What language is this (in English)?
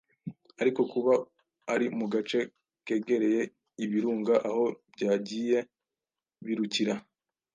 Kinyarwanda